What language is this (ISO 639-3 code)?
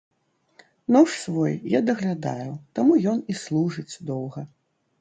bel